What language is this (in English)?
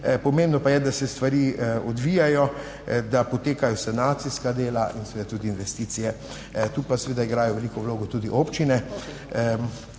Slovenian